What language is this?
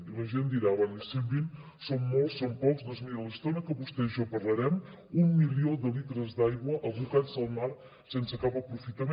Catalan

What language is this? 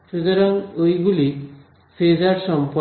Bangla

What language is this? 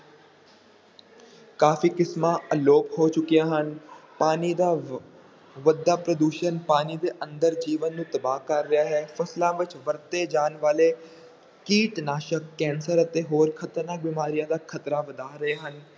Punjabi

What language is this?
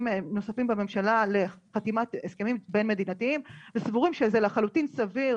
Hebrew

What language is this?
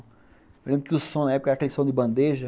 Portuguese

